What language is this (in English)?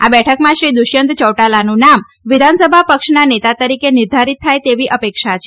Gujarati